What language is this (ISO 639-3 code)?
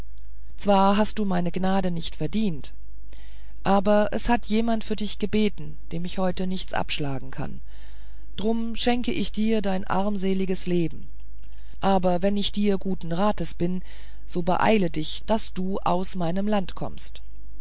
deu